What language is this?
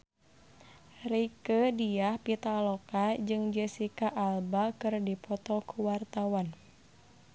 Sundanese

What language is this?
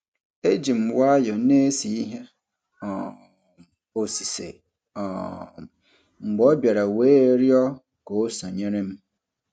Igbo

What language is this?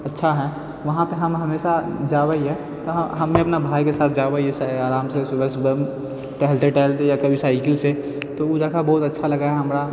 Maithili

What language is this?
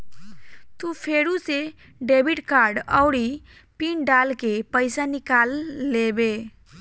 Bhojpuri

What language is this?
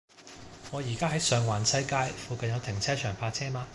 Cantonese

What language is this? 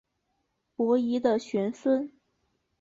Chinese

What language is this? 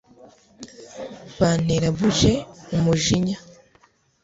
Kinyarwanda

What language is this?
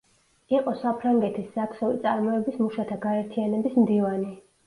Georgian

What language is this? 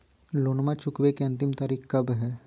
Magahi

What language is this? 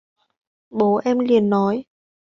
Vietnamese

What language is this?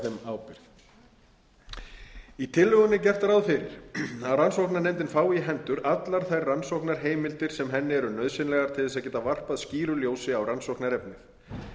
Icelandic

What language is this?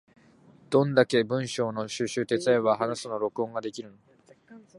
Japanese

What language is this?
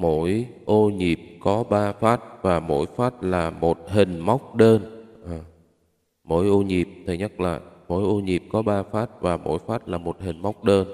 Vietnamese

